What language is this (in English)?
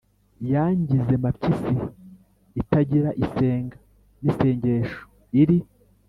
Kinyarwanda